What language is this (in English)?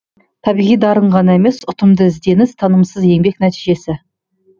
Kazakh